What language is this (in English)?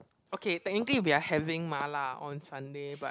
English